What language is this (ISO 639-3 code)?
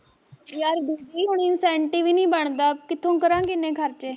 pan